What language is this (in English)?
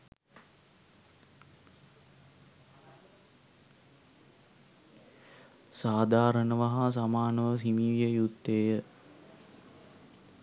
Sinhala